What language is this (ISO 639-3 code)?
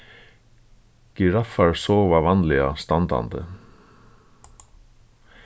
fao